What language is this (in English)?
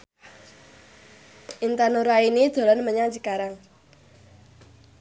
Javanese